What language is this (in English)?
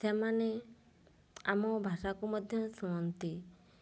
Odia